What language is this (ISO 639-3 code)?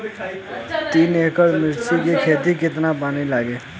bho